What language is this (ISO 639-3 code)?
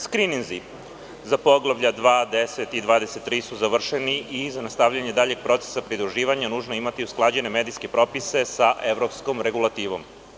srp